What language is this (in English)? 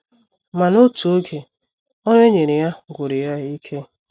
Igbo